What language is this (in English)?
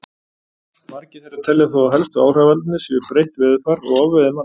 Icelandic